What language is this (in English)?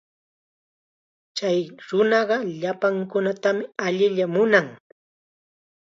Chiquián Ancash Quechua